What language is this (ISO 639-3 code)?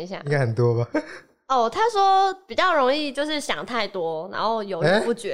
zho